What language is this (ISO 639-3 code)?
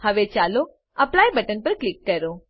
guj